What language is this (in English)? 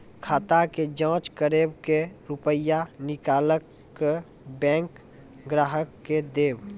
Maithili